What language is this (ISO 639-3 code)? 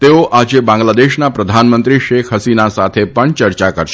guj